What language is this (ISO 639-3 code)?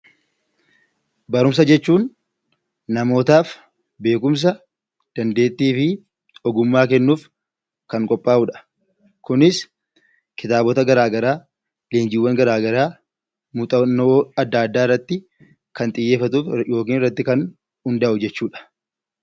orm